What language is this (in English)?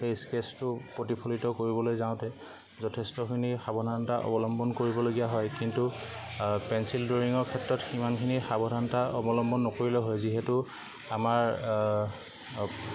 Assamese